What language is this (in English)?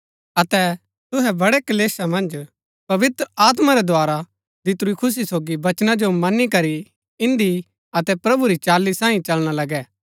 Gaddi